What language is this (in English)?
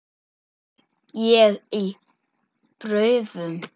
Icelandic